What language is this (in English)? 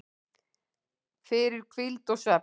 Icelandic